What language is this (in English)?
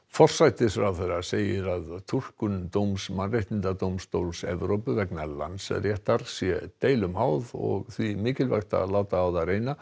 Icelandic